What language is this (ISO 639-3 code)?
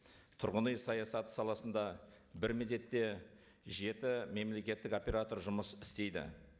kaz